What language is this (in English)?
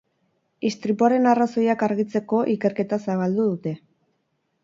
Basque